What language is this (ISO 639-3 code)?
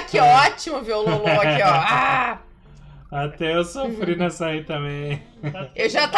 por